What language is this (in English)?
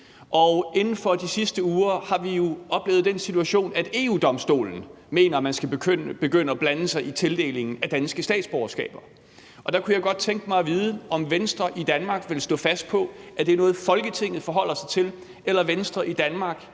Danish